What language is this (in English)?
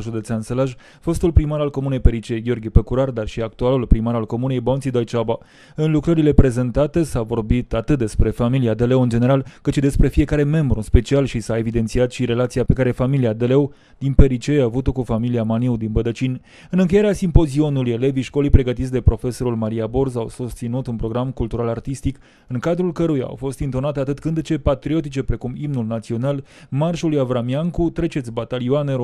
Romanian